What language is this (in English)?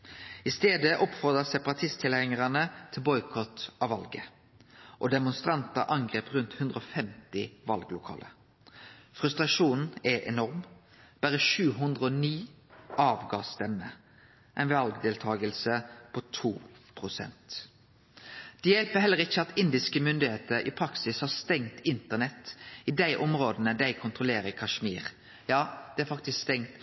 Norwegian Nynorsk